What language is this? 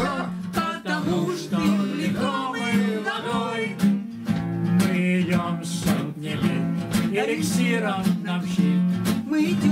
Russian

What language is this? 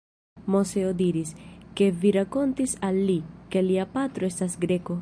Esperanto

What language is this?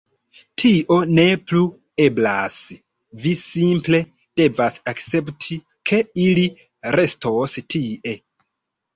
Esperanto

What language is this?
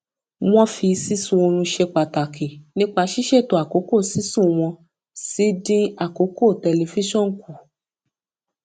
Yoruba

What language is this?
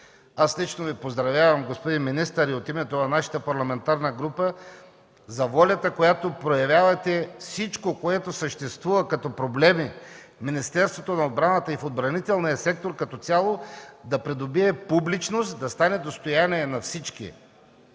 Bulgarian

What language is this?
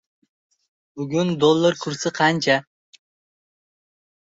Uzbek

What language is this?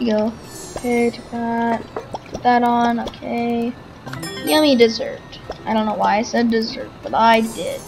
English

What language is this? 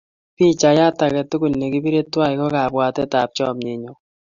Kalenjin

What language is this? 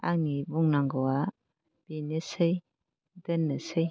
Bodo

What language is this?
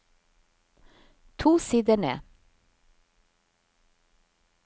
Norwegian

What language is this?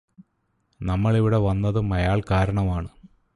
Malayalam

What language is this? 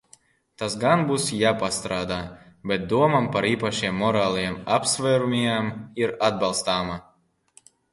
Latvian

